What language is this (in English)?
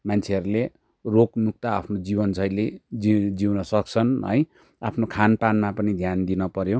Nepali